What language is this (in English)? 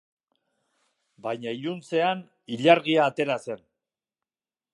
Basque